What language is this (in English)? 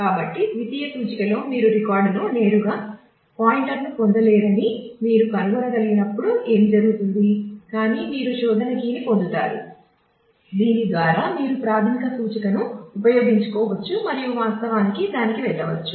Telugu